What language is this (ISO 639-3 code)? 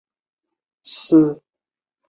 zho